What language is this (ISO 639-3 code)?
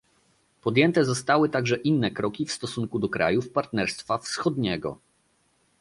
pol